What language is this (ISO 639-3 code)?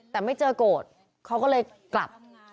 tha